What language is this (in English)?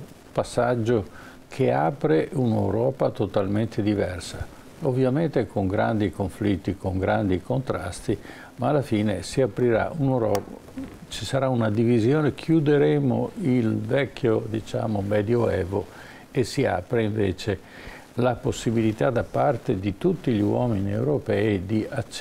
Italian